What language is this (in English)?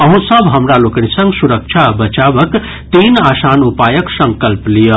Maithili